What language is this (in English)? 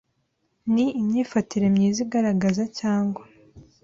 Kinyarwanda